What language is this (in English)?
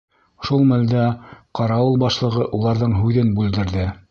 Bashkir